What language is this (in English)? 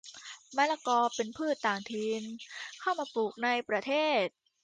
Thai